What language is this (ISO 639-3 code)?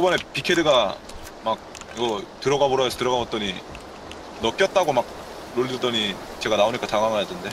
kor